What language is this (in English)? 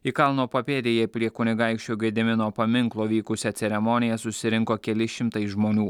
Lithuanian